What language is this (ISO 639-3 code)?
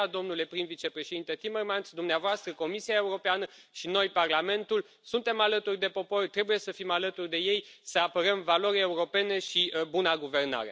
ron